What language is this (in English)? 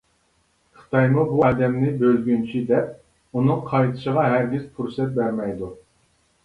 Uyghur